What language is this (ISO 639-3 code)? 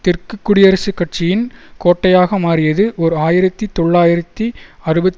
tam